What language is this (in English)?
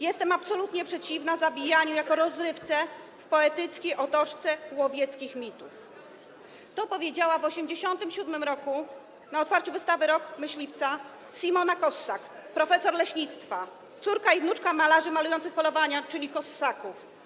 Polish